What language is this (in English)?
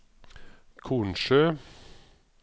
Norwegian